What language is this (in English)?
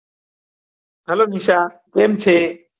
Gujarati